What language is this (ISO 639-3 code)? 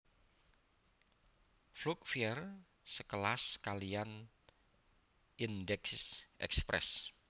jav